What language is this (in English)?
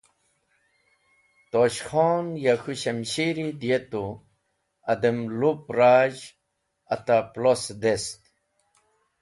Wakhi